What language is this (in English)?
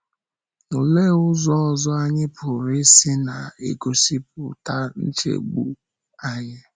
Igbo